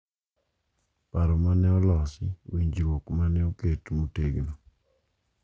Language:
Luo (Kenya and Tanzania)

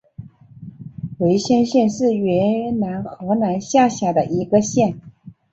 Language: Chinese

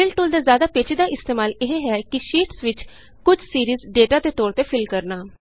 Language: Punjabi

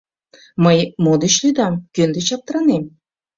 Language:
Mari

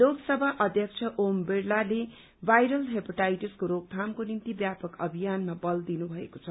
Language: Nepali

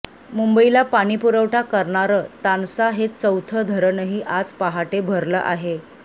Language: Marathi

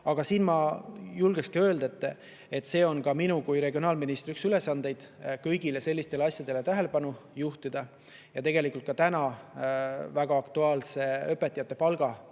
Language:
Estonian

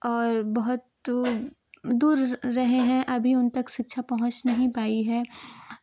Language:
Hindi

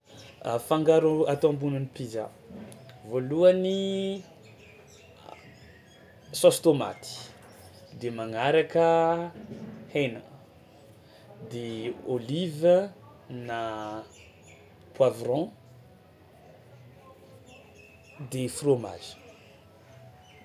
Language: Tsimihety Malagasy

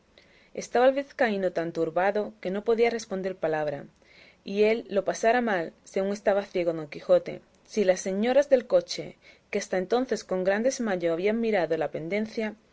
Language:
Spanish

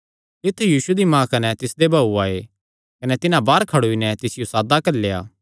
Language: Kangri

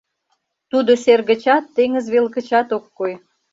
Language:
Mari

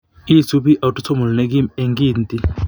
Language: Kalenjin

